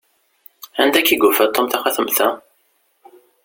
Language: Kabyle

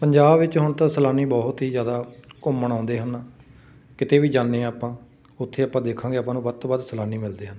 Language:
Punjabi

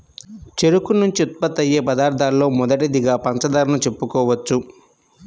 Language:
Telugu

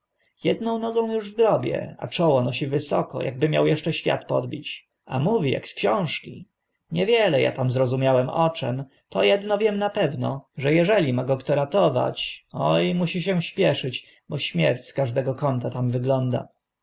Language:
Polish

